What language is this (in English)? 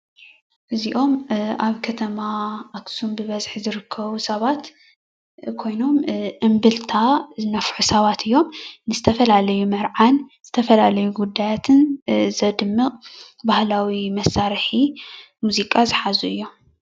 Tigrinya